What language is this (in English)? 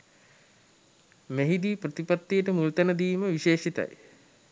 Sinhala